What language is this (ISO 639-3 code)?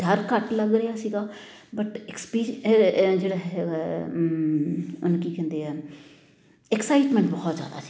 pan